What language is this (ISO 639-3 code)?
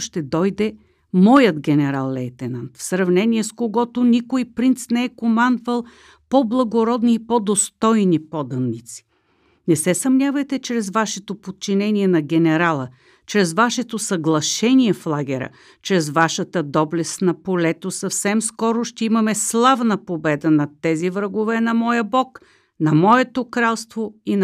bul